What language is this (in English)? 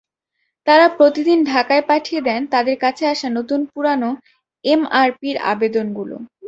Bangla